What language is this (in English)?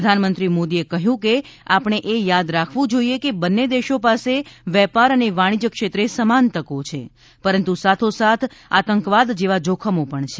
Gujarati